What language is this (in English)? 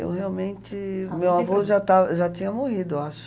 Portuguese